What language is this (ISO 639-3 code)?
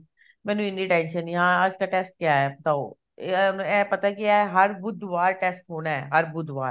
pan